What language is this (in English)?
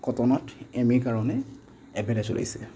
Assamese